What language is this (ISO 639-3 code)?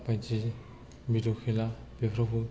brx